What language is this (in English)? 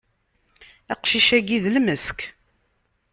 Kabyle